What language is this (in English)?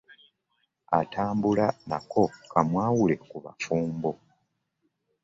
Ganda